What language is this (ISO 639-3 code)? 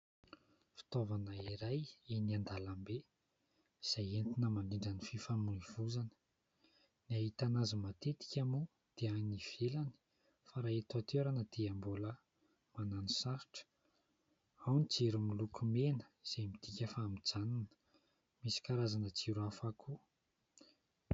mlg